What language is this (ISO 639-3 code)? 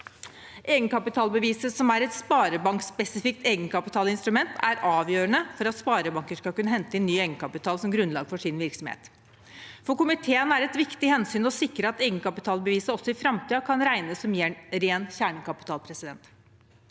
nor